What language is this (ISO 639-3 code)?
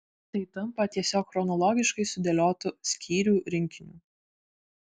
lit